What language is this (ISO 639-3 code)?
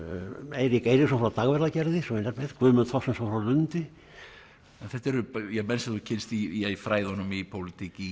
isl